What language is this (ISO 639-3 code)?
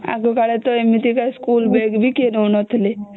ori